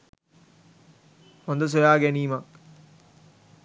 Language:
Sinhala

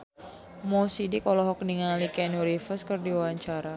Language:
Sundanese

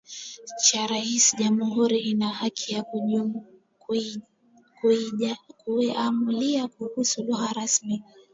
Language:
Swahili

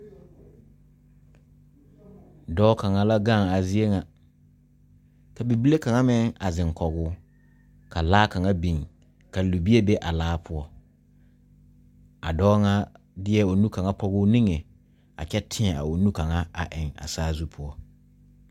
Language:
Southern Dagaare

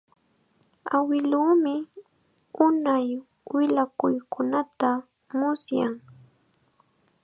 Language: Chiquián Ancash Quechua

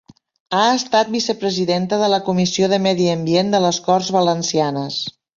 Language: Catalan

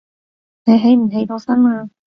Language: Cantonese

